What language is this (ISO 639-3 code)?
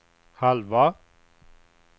swe